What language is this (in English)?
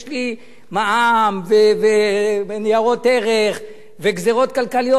Hebrew